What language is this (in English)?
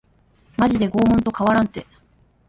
Japanese